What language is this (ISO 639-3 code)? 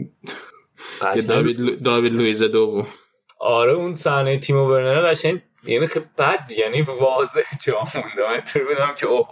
fas